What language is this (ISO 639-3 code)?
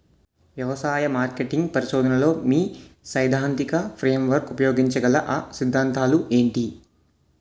tel